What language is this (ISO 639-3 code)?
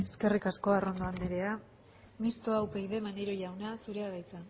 eus